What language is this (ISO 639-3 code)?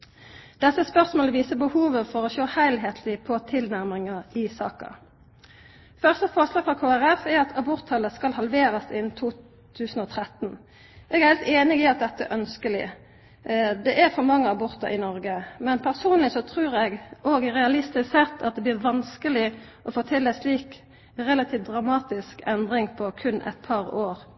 nno